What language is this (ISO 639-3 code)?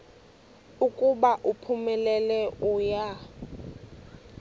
xho